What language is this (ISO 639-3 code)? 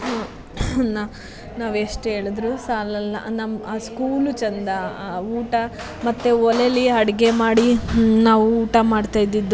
kan